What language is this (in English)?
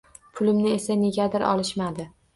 Uzbek